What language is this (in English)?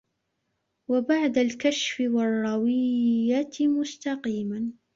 Arabic